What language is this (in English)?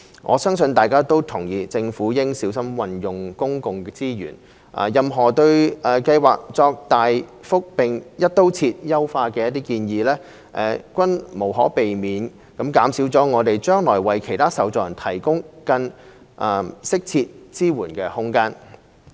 Cantonese